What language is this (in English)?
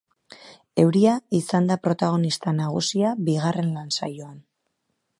Basque